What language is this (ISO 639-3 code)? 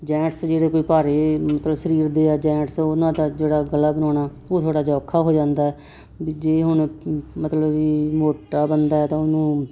pan